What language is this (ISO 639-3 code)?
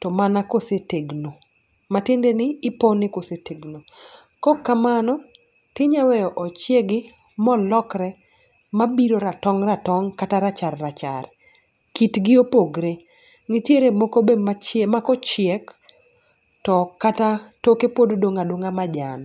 luo